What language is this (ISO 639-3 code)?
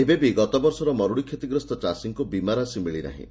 ori